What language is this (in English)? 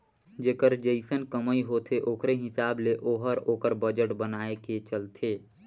Chhattisgarhi